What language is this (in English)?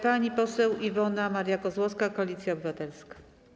Polish